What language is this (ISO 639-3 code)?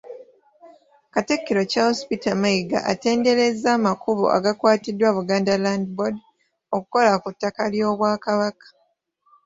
lug